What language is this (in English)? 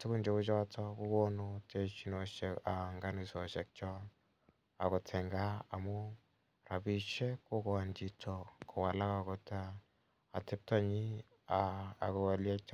Kalenjin